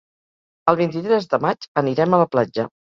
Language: Catalan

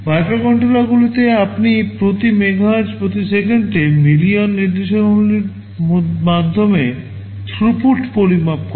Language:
Bangla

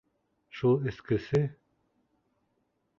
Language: Bashkir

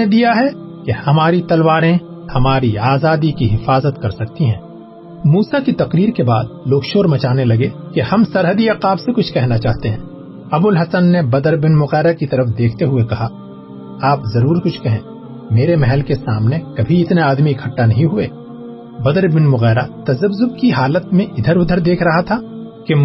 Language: Urdu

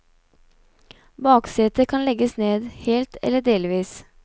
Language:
Norwegian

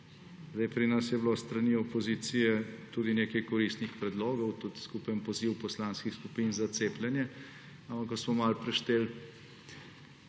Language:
Slovenian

